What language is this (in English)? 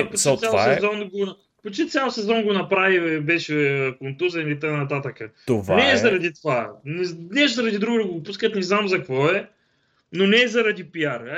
Bulgarian